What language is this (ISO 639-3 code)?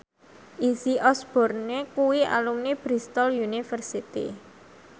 jav